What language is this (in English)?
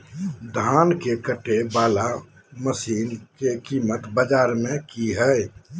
Magahi